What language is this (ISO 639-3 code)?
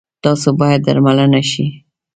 pus